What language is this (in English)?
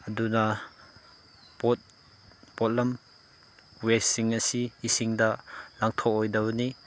Manipuri